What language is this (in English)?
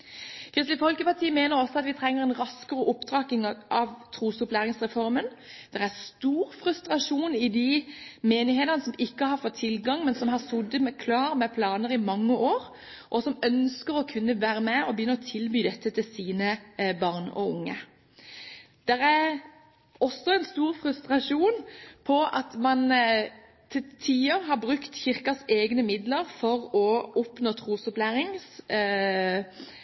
Norwegian Bokmål